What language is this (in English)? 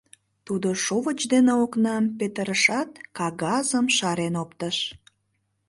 Mari